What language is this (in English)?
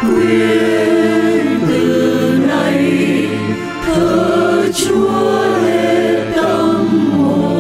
Vietnamese